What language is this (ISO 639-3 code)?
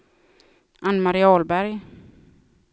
swe